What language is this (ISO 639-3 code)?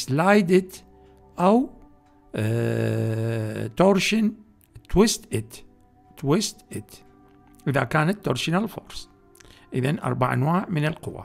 ara